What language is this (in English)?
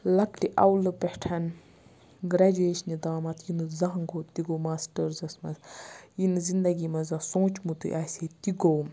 Kashmiri